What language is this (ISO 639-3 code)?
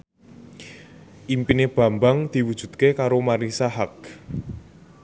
jav